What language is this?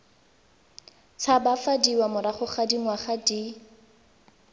Tswana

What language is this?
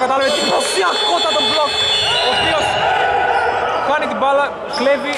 Greek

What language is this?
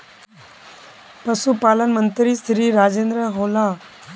Magahi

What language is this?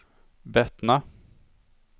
Swedish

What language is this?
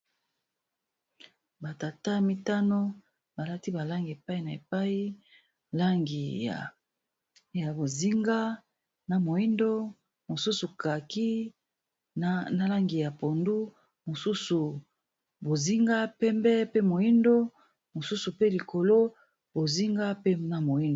Lingala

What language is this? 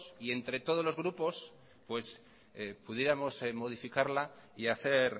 Spanish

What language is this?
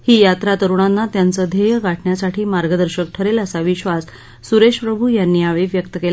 Marathi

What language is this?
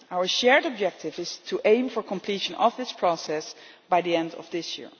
English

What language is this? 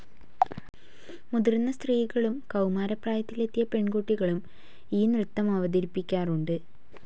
Malayalam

